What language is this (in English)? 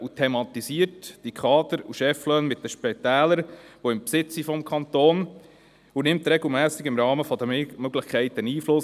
Swiss German